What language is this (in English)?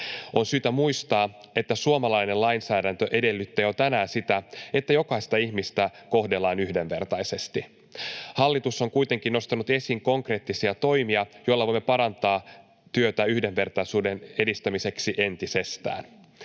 Finnish